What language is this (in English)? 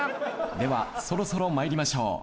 Japanese